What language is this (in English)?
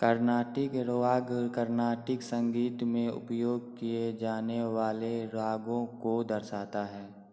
Hindi